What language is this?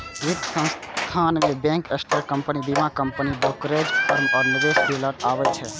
Maithili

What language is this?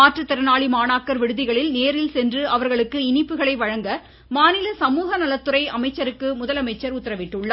Tamil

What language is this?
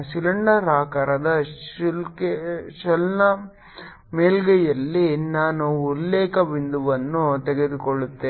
Kannada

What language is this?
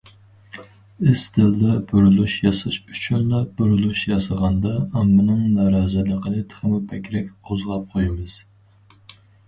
Uyghur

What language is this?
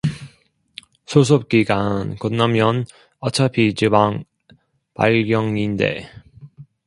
Korean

